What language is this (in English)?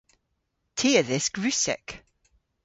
Cornish